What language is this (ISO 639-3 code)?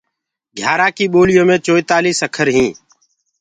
ggg